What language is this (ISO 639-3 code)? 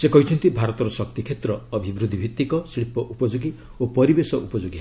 ori